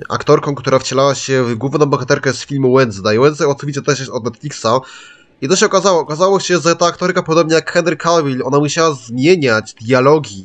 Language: Polish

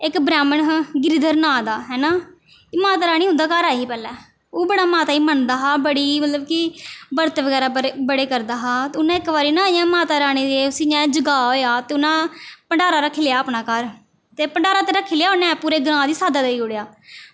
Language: Dogri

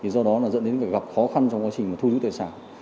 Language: Vietnamese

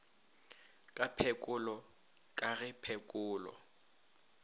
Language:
Northern Sotho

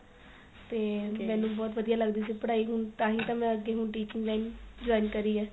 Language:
Punjabi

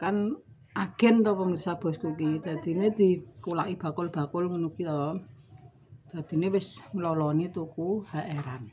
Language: Indonesian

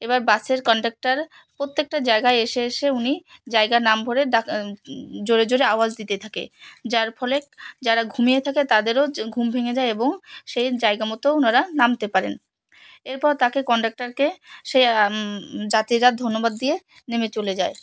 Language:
Bangla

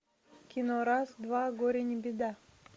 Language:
Russian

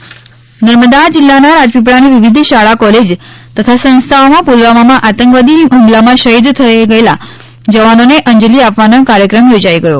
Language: Gujarati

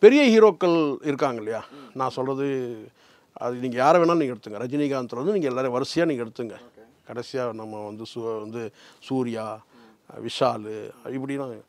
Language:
Korean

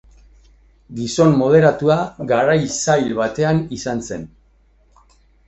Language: Basque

